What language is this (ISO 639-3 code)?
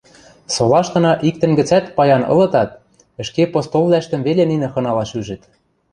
mrj